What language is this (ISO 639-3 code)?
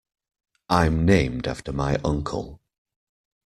eng